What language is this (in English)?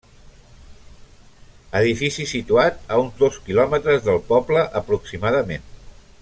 Catalan